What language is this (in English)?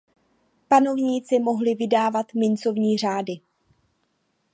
Czech